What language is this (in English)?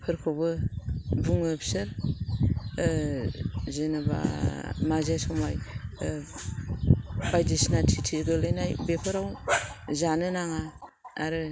Bodo